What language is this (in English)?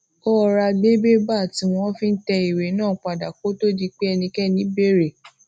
Yoruba